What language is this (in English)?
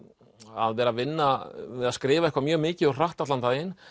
Icelandic